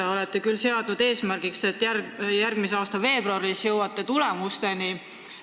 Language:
Estonian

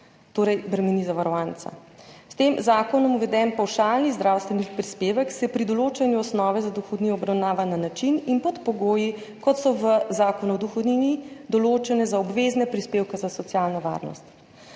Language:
Slovenian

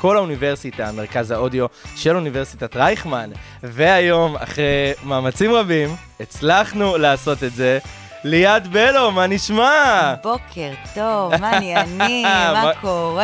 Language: Hebrew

